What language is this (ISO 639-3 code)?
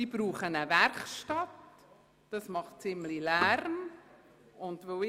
gsw